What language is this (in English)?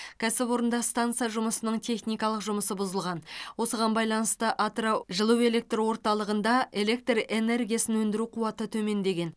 Kazakh